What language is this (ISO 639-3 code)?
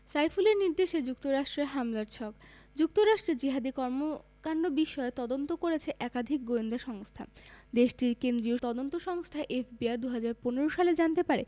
ben